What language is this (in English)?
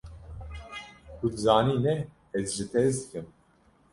Kurdish